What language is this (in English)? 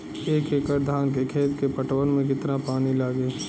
Bhojpuri